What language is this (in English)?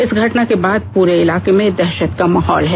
Hindi